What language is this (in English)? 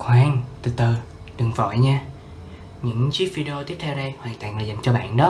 Vietnamese